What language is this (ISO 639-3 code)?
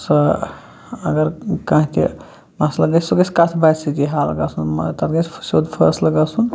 kas